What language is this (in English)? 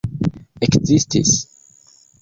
Esperanto